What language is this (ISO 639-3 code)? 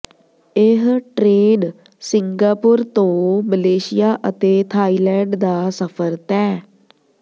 pan